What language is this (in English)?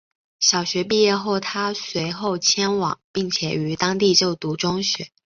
Chinese